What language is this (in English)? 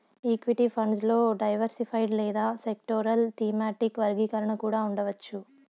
Telugu